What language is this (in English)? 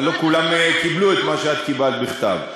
Hebrew